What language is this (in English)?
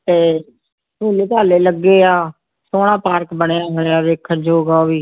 Punjabi